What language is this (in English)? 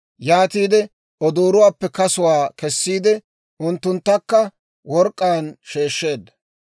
Dawro